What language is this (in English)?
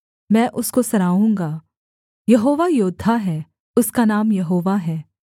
Hindi